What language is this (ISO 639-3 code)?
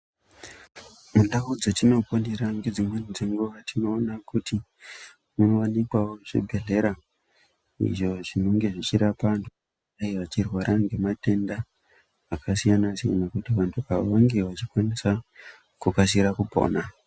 ndc